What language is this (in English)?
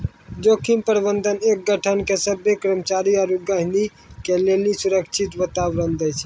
Maithili